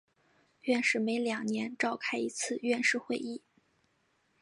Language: Chinese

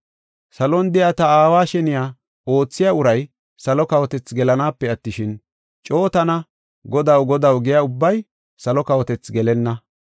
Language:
Gofa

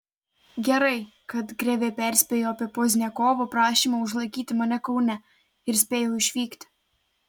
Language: Lithuanian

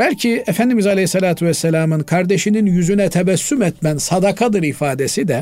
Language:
Turkish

